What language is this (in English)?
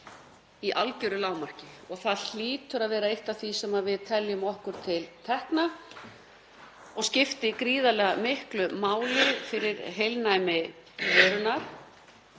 Icelandic